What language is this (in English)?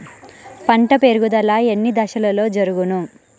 Telugu